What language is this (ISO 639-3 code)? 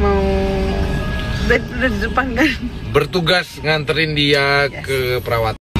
ind